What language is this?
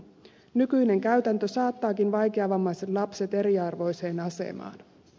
Finnish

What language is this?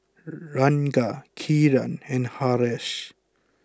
English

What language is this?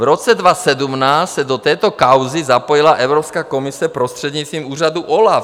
Czech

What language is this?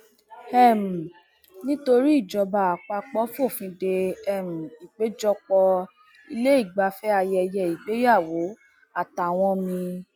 Yoruba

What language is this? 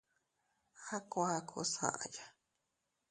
Teutila Cuicatec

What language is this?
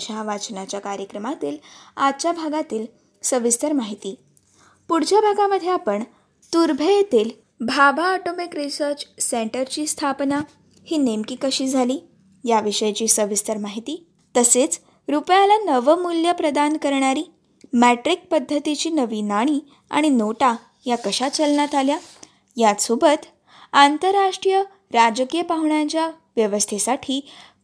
Marathi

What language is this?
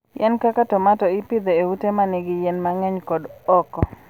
Luo (Kenya and Tanzania)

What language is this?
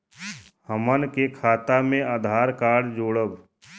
Bhojpuri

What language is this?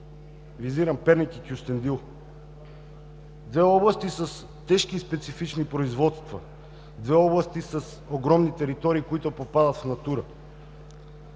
Bulgarian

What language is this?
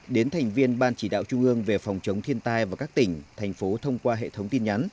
Vietnamese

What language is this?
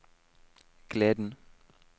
Norwegian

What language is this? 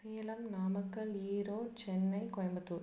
Tamil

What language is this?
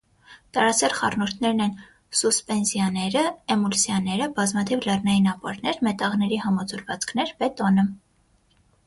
Armenian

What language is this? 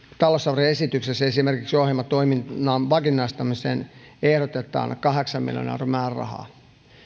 Finnish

